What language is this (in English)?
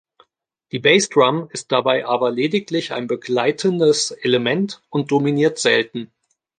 German